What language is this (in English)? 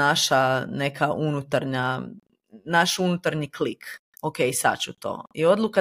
Croatian